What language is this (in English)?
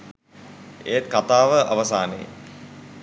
Sinhala